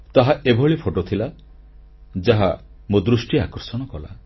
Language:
Odia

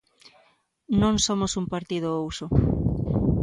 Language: Galician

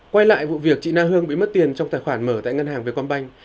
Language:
Vietnamese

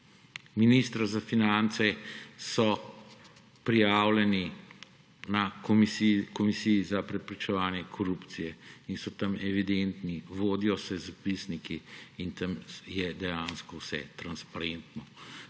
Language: Slovenian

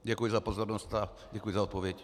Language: Czech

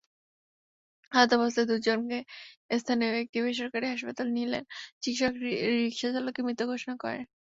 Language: Bangla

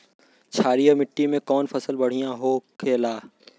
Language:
Bhojpuri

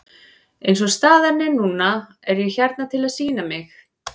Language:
Icelandic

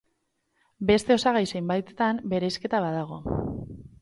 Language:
Basque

